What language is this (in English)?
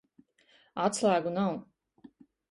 Latvian